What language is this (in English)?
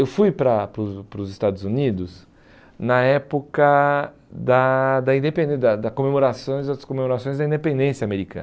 Portuguese